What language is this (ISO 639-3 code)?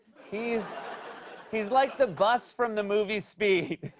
eng